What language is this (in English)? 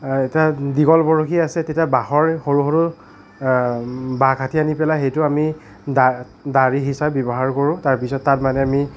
Assamese